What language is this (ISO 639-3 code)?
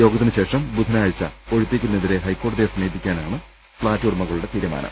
mal